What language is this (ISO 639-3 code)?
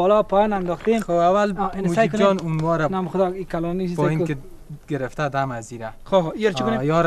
fas